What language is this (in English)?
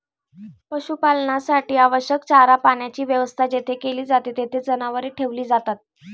Marathi